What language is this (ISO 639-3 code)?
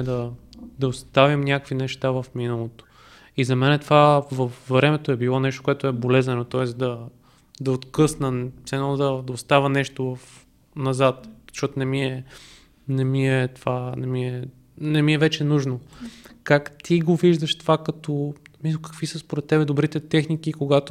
bul